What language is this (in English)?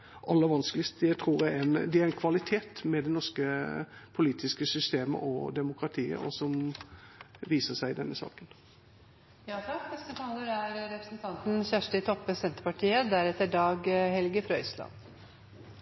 Norwegian